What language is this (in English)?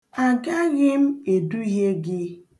Igbo